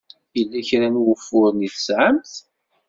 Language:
Kabyle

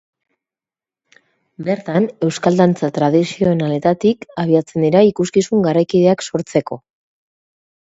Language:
Basque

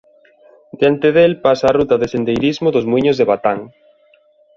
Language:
Galician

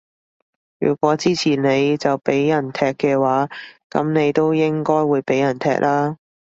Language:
Cantonese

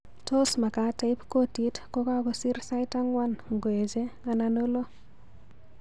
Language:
Kalenjin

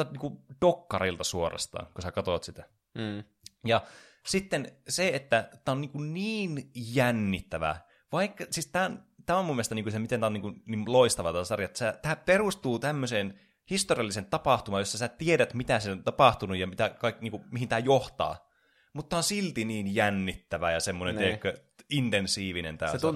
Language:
Finnish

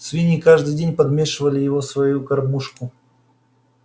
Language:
Russian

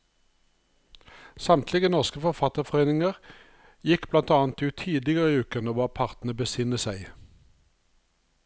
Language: Norwegian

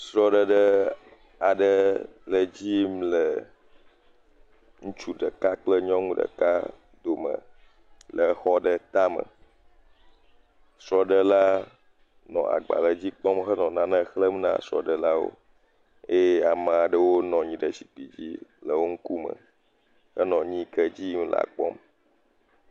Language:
Ewe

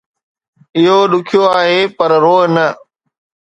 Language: Sindhi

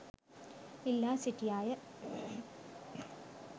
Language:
Sinhala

